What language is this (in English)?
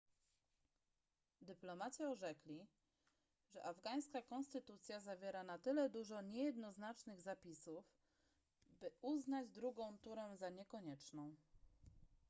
Polish